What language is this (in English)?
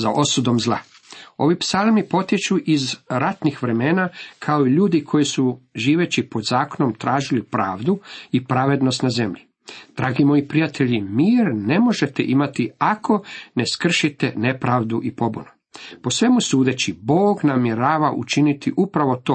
Croatian